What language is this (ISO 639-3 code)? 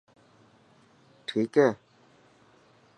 mki